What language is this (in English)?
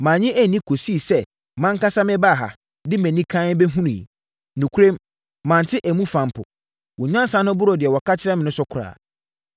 Akan